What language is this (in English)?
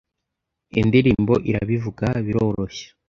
Kinyarwanda